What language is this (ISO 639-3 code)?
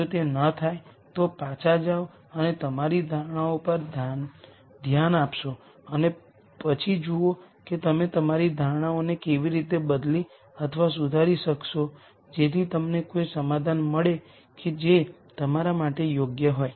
guj